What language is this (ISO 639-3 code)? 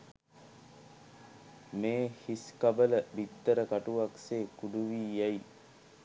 sin